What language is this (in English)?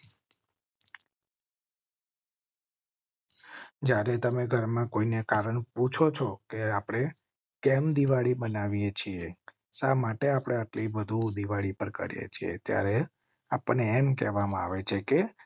Gujarati